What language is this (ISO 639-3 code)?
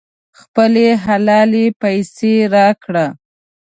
pus